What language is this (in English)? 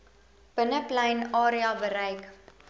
Afrikaans